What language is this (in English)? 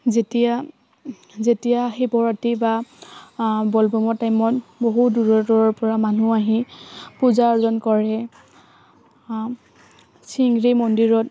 Assamese